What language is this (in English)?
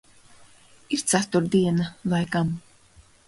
Latvian